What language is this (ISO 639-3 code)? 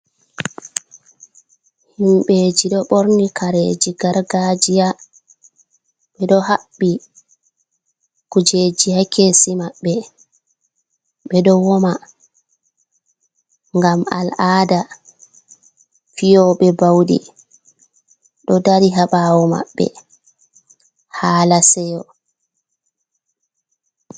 ful